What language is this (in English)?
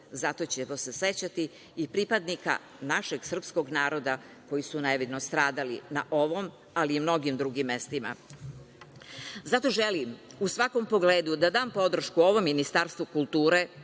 Serbian